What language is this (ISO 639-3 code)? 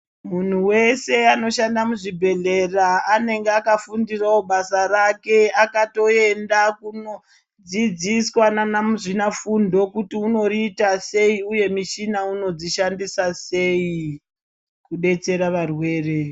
ndc